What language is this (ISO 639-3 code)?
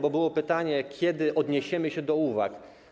pol